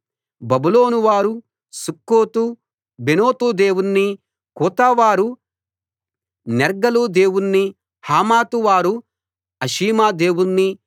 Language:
Telugu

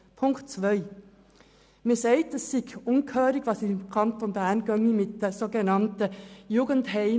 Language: Swiss German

